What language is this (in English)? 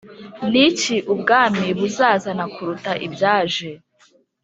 Kinyarwanda